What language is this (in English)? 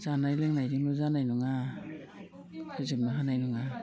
Bodo